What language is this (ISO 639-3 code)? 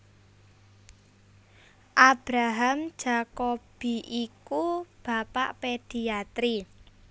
jav